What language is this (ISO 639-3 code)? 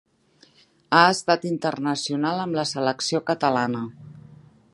cat